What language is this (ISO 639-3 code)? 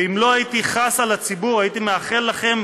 heb